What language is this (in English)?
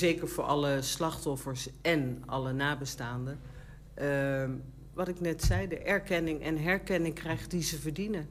Dutch